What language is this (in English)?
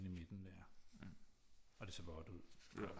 Danish